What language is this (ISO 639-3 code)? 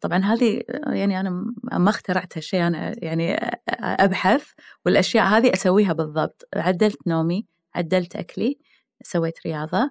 ara